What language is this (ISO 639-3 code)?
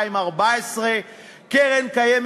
heb